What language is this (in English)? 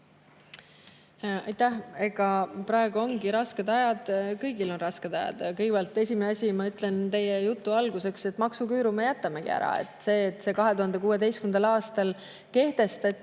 Estonian